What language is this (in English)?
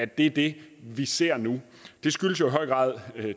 Danish